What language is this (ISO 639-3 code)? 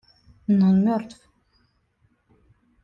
rus